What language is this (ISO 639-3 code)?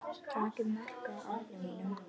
isl